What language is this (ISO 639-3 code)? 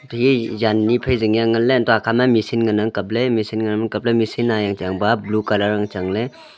nnp